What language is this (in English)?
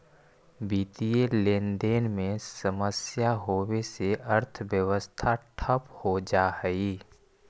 Magahi